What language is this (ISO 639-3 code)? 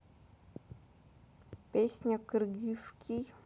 rus